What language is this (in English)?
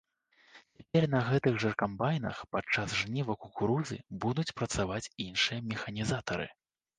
Belarusian